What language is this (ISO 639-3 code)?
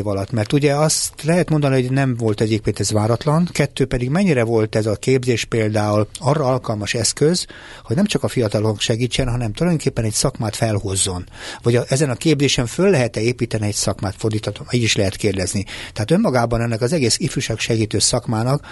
hun